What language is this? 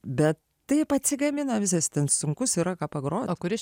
Lithuanian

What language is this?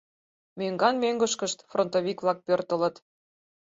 Mari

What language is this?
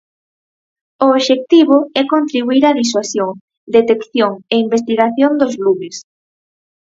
Galician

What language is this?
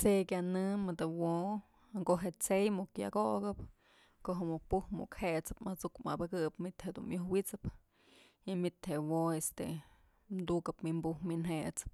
Mazatlán Mixe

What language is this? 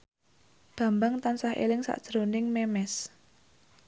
Javanese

